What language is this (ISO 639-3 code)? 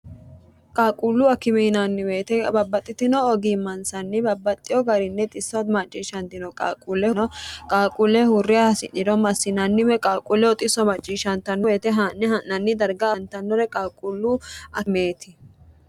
sid